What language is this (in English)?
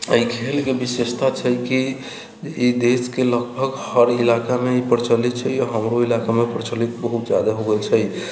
Maithili